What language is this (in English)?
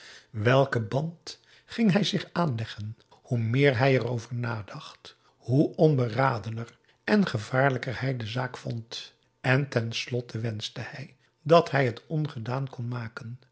Dutch